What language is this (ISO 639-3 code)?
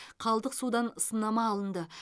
kaz